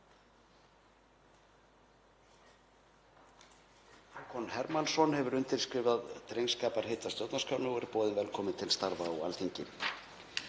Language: Icelandic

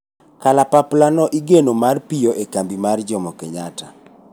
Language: Luo (Kenya and Tanzania)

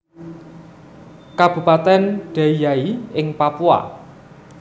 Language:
Javanese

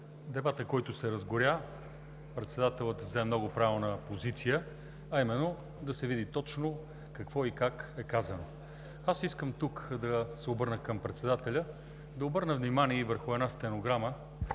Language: Bulgarian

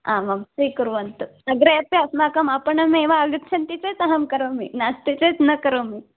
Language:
Sanskrit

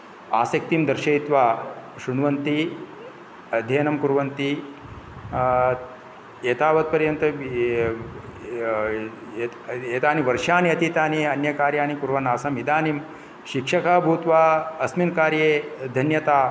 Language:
Sanskrit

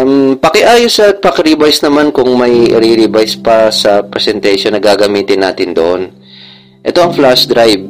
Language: Filipino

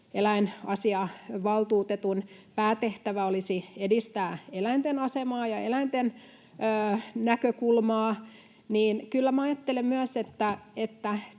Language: Finnish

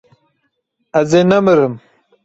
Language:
Kurdish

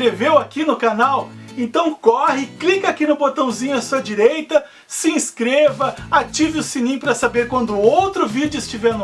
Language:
Portuguese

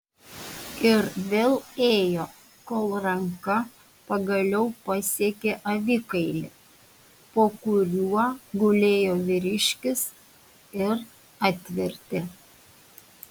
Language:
Lithuanian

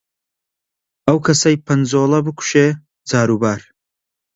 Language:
Central Kurdish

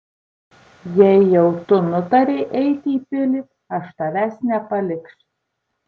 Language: Lithuanian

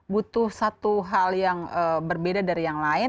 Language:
Indonesian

